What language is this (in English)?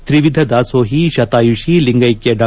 Kannada